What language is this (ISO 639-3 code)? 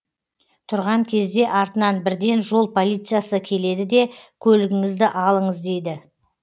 kaz